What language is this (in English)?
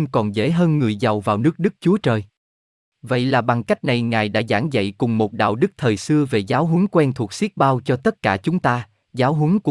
Vietnamese